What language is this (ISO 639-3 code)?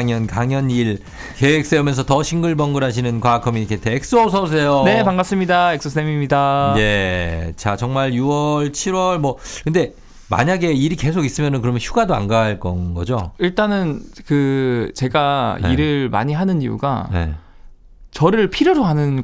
kor